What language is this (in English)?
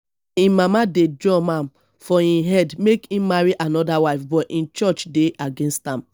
Nigerian Pidgin